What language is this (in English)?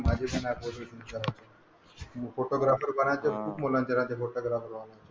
Marathi